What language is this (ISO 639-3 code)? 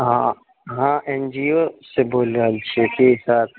mai